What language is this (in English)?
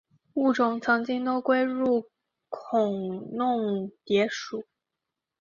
Chinese